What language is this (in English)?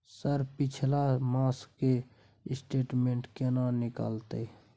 Maithili